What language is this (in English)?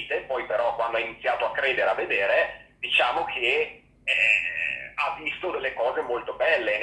Italian